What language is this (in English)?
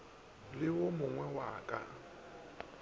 Northern Sotho